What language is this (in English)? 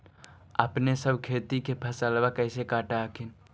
Magahi